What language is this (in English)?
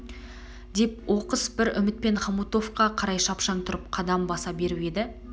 Kazakh